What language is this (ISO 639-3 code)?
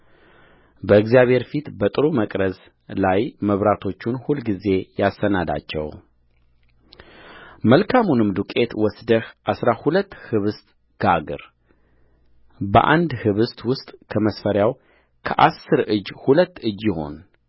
amh